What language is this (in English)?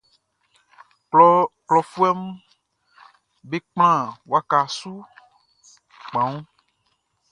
Baoulé